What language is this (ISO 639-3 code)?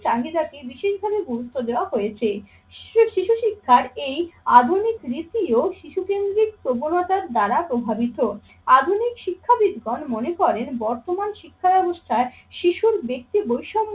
ben